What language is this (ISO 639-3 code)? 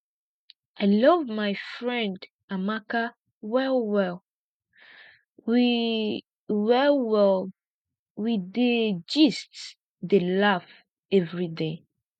pcm